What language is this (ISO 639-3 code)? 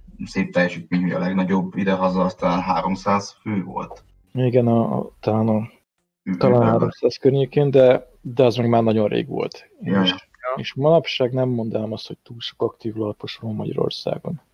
hun